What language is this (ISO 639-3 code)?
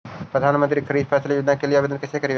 mag